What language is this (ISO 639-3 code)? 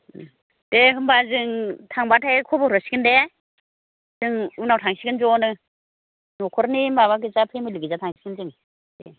brx